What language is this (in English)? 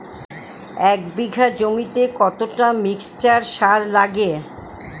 Bangla